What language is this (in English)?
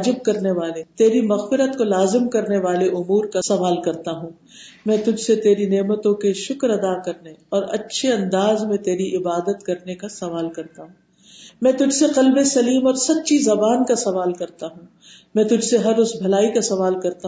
Urdu